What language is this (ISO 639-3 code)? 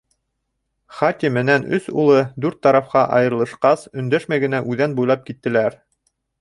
bak